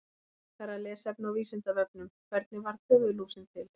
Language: Icelandic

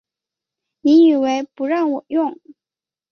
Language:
Chinese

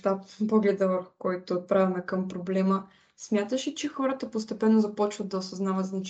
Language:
Bulgarian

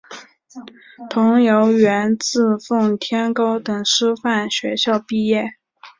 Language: Chinese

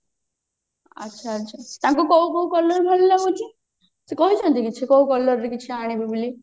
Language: Odia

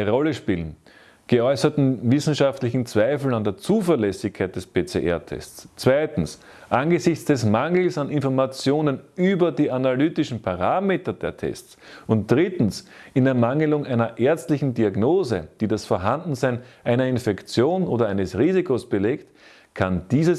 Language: German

